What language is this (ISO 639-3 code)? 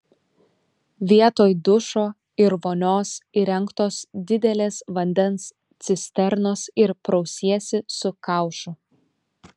lit